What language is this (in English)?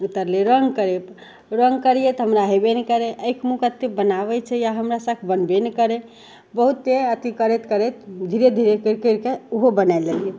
Maithili